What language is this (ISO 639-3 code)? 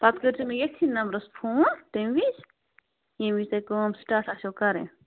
kas